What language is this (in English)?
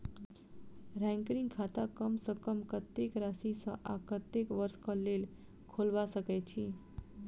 Maithili